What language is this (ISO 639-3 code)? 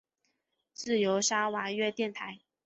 zho